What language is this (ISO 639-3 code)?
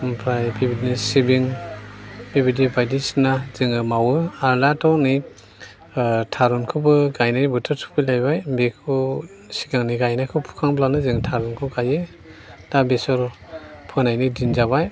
brx